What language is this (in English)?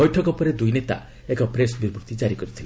Odia